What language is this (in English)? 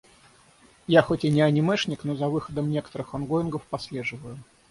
Russian